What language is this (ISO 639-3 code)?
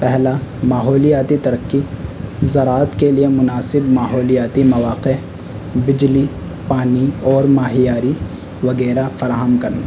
urd